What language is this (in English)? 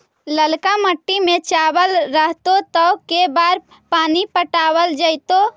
Magahi